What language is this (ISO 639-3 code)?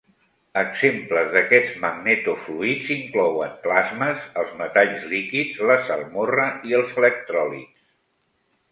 cat